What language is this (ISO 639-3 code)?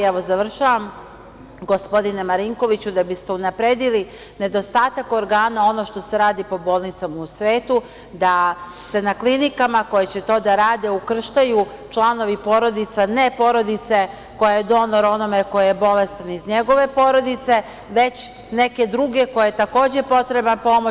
srp